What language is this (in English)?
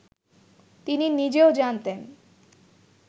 Bangla